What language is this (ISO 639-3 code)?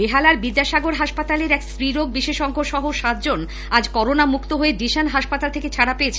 ben